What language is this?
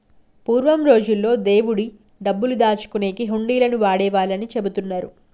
Telugu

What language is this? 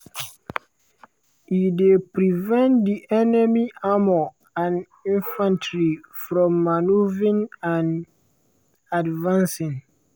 Nigerian Pidgin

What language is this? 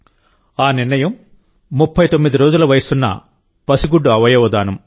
Telugu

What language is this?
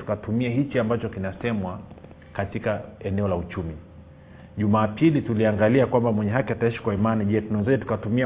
Swahili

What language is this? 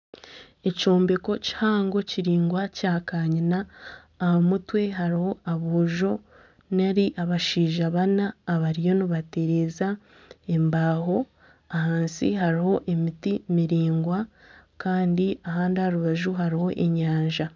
Nyankole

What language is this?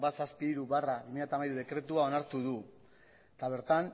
Basque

